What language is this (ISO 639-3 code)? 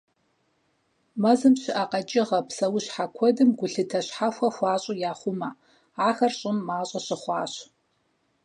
kbd